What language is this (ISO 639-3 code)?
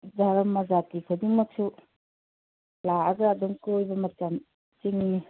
mni